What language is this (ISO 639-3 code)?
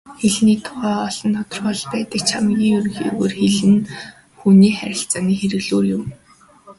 mon